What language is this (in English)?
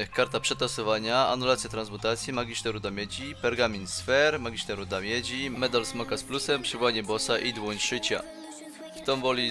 Polish